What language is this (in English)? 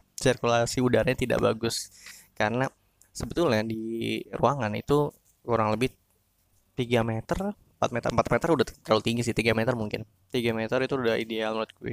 Indonesian